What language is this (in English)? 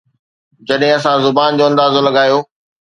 Sindhi